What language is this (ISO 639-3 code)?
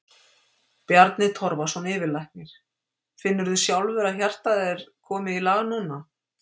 isl